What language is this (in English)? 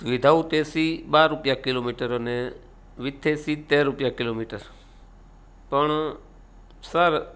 Gujarati